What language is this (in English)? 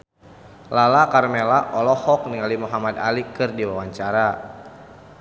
Sundanese